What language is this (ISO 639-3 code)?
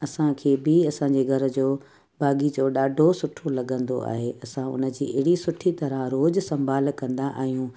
snd